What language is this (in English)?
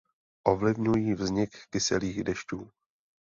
Czech